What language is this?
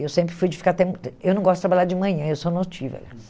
Portuguese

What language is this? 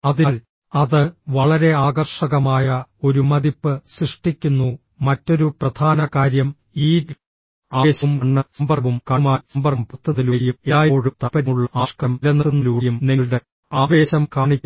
Malayalam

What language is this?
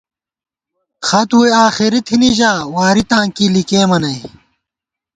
Gawar-Bati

